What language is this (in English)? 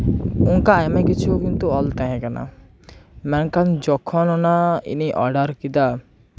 Santali